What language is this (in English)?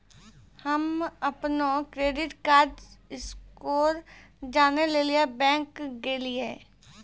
Maithili